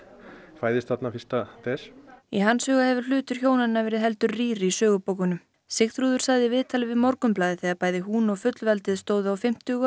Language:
Icelandic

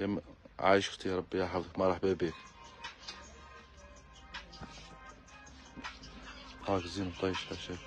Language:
Arabic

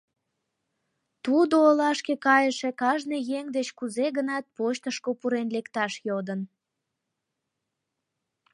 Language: Mari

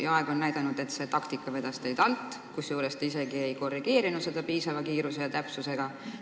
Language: Estonian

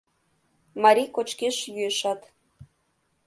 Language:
Mari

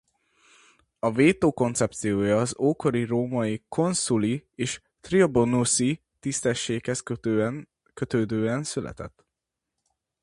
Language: Hungarian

